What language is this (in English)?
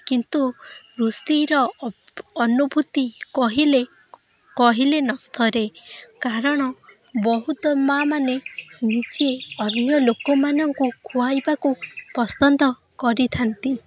Odia